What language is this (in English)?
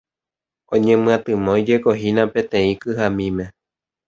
Guarani